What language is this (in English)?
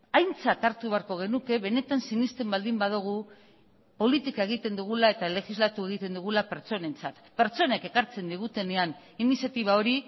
Basque